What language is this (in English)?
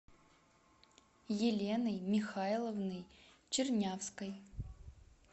Russian